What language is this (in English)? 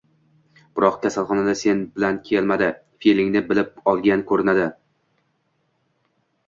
Uzbek